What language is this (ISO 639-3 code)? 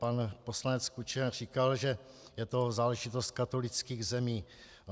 ces